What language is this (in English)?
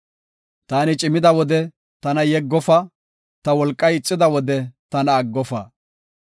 Gofa